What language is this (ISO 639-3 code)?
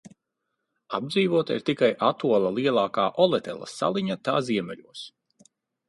lav